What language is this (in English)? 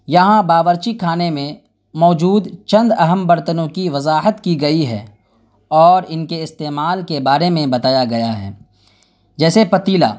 Urdu